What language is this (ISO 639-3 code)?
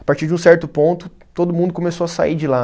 por